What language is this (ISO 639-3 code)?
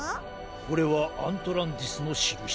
jpn